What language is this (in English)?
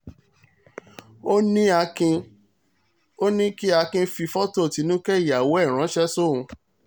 Yoruba